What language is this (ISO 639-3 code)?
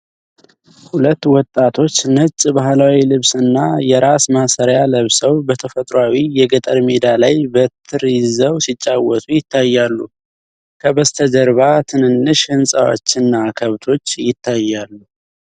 amh